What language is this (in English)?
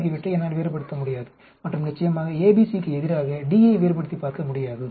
Tamil